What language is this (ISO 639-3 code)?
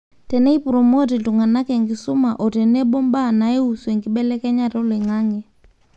mas